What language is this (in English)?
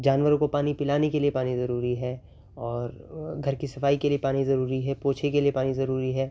Urdu